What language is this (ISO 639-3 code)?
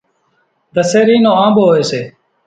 gjk